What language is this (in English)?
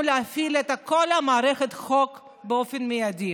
Hebrew